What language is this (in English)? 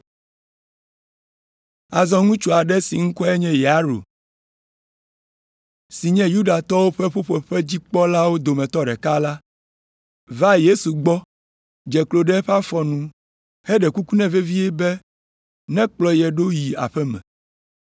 Ewe